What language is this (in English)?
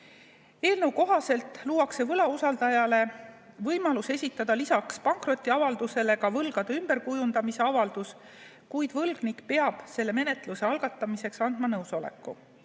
Estonian